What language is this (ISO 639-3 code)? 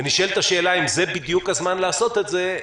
heb